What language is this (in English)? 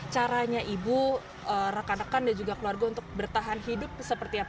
Indonesian